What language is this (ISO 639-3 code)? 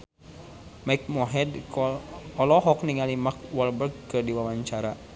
sun